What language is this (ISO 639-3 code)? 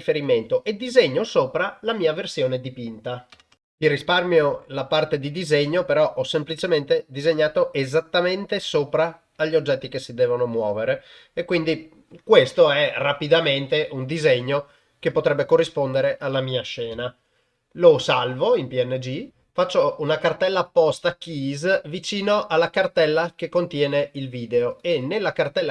ita